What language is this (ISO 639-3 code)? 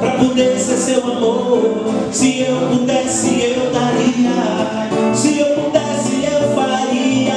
por